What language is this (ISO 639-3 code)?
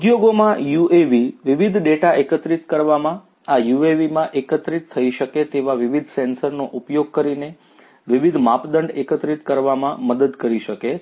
guj